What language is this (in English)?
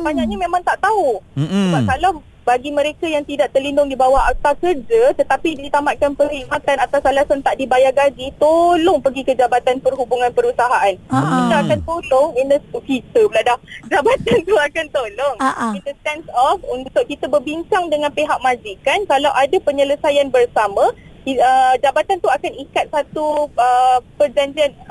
Malay